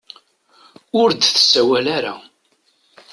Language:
Kabyle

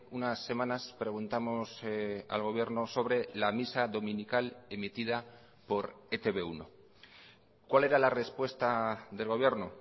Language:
Spanish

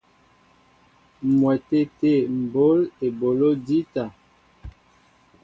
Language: Mbo (Cameroon)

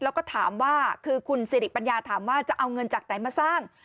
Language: Thai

